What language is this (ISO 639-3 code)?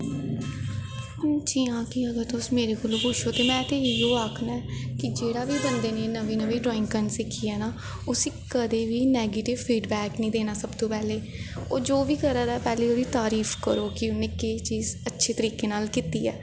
doi